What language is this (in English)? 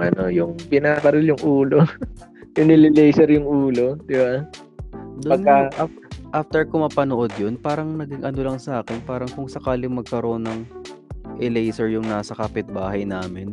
Filipino